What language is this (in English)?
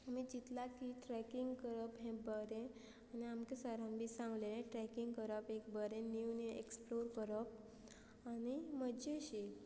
Konkani